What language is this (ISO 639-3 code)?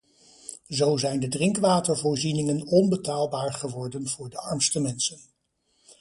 nld